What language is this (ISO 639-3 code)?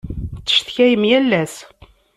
kab